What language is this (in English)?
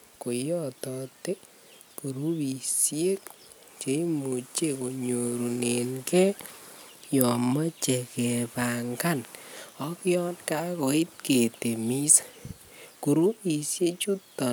Kalenjin